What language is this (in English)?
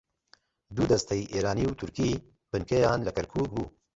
Central Kurdish